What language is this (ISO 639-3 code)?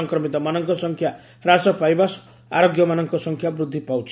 ori